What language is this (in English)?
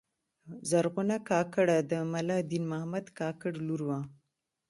Pashto